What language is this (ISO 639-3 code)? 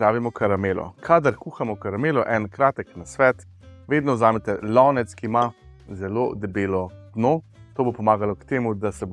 slv